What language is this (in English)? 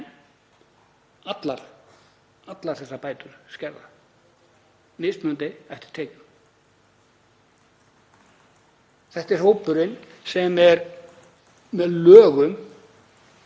Icelandic